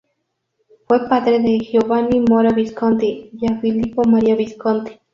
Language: Spanish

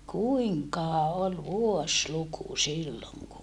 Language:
Finnish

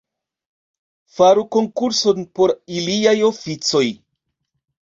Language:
Esperanto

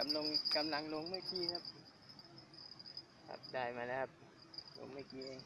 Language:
Thai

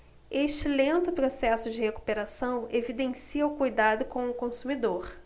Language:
Portuguese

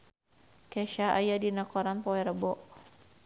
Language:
Sundanese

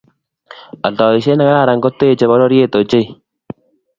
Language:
Kalenjin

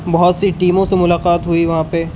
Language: Urdu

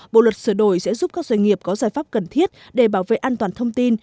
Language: Vietnamese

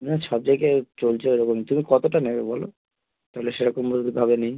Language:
Bangla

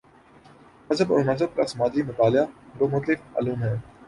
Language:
Urdu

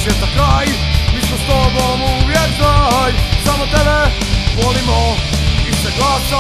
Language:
Arabic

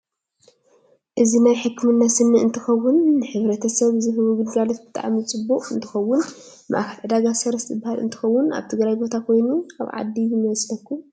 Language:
Tigrinya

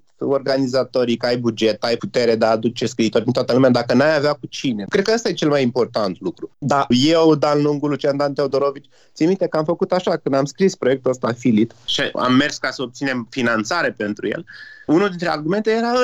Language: Romanian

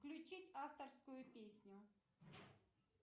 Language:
Russian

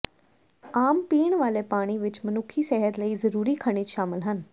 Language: Punjabi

